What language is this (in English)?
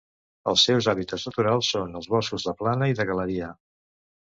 Catalan